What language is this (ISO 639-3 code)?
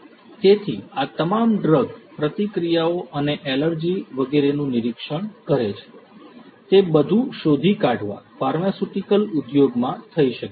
guj